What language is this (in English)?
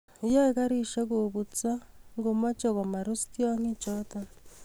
Kalenjin